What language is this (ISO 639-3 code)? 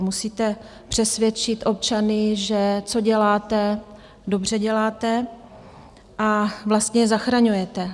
ces